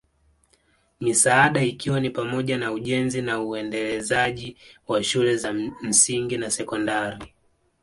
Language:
Swahili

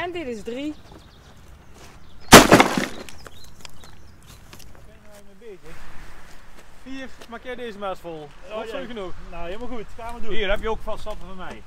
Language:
Dutch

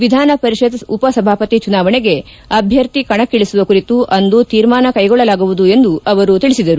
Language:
Kannada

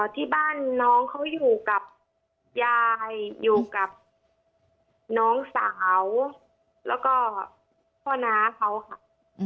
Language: Thai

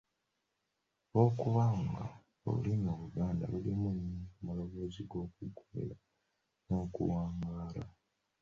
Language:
Ganda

